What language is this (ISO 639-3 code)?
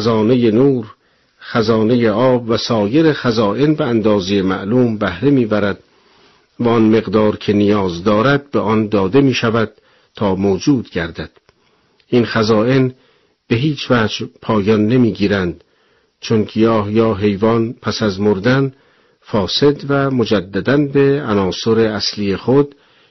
fas